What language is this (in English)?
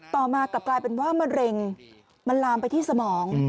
Thai